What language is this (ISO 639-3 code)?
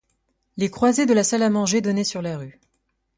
fra